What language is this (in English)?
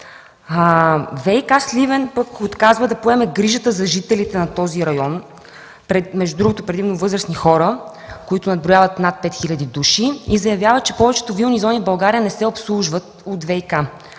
Bulgarian